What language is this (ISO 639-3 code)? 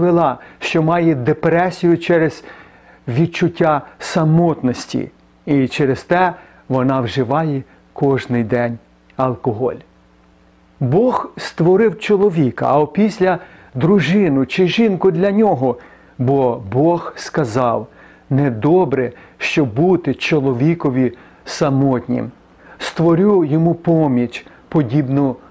ukr